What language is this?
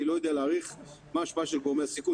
Hebrew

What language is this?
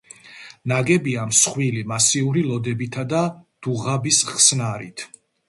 Georgian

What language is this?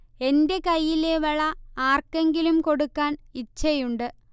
Malayalam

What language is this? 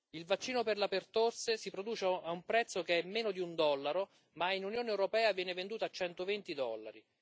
Italian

